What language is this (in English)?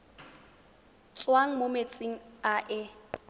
Tswana